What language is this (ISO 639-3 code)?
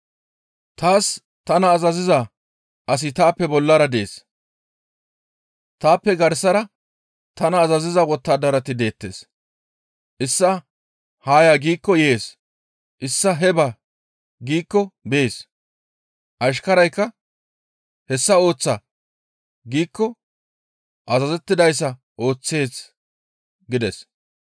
gmv